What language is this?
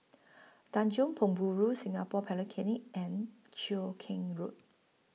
English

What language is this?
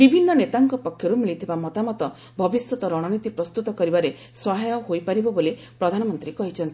Odia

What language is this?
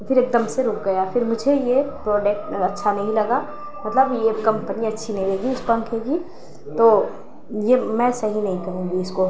Urdu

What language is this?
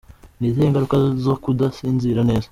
Kinyarwanda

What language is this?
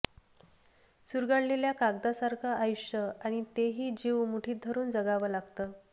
Marathi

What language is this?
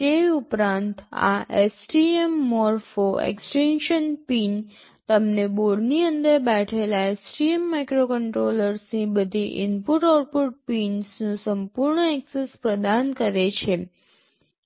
Gujarati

